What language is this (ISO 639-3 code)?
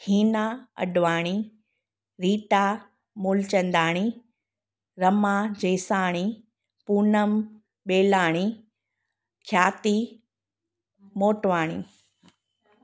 snd